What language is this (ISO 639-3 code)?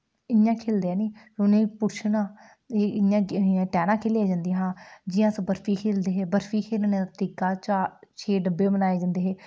doi